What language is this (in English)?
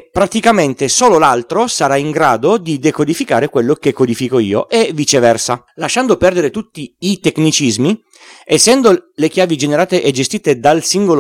Italian